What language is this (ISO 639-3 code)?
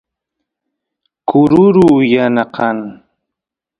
qus